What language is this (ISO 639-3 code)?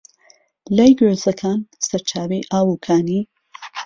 ckb